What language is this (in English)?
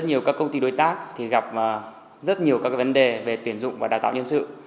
Vietnamese